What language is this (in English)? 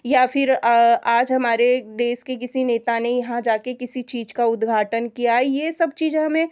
Hindi